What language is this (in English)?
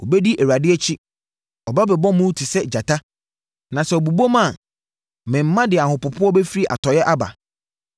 Akan